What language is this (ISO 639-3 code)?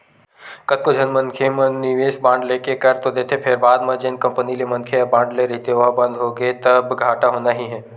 hne